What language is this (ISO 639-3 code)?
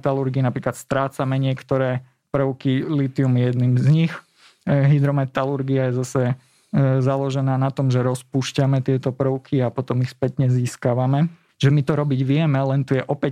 slk